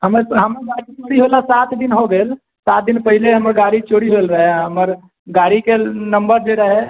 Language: Maithili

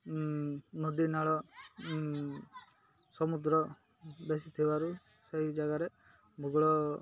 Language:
Odia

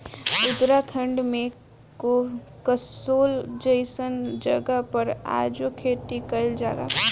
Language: Bhojpuri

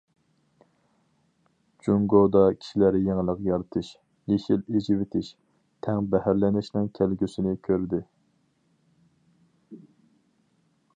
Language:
Uyghur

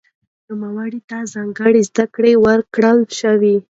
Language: Pashto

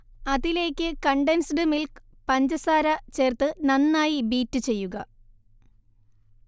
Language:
Malayalam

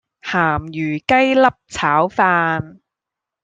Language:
Cantonese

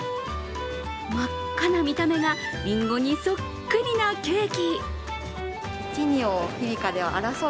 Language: Japanese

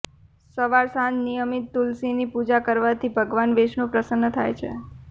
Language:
Gujarati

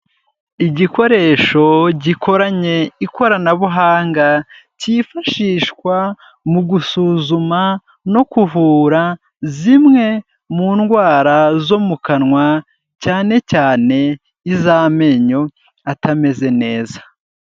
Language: Kinyarwanda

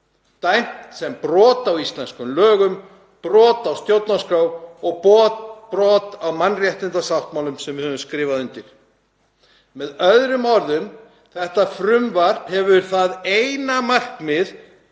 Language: Icelandic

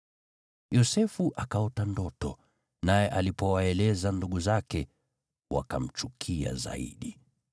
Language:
Swahili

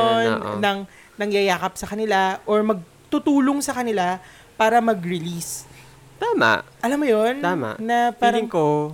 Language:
Filipino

